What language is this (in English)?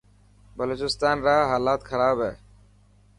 Dhatki